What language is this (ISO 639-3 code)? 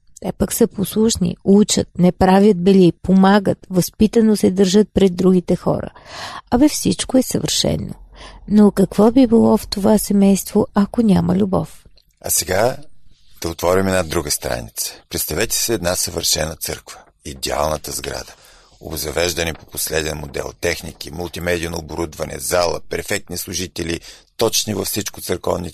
bul